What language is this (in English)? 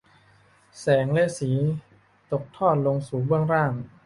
Thai